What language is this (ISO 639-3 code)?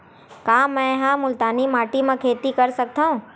hne